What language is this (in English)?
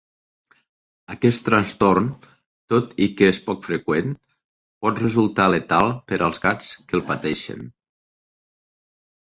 Catalan